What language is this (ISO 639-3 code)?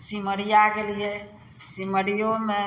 mai